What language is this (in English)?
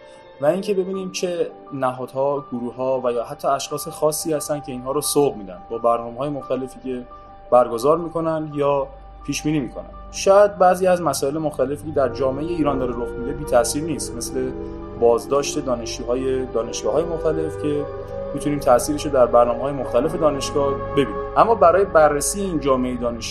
Persian